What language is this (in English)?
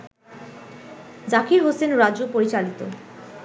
Bangla